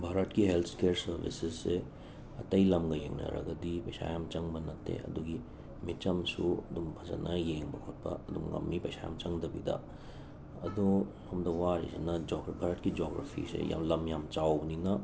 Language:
Manipuri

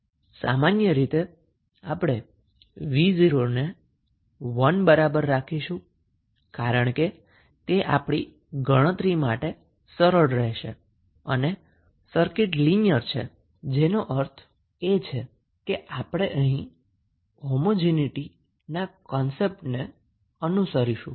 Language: Gujarati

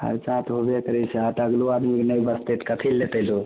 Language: Maithili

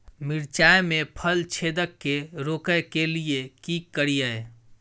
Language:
Maithili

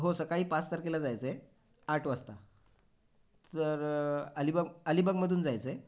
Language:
Marathi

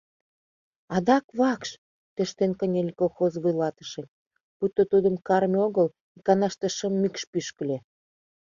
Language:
Mari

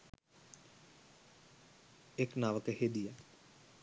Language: Sinhala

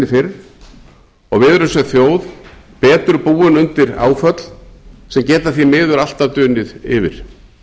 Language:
Icelandic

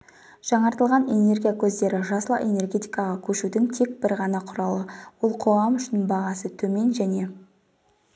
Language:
Kazakh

